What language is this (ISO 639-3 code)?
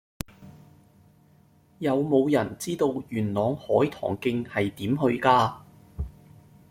yue